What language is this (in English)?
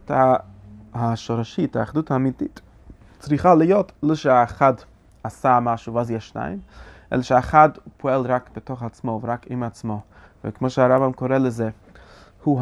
Hebrew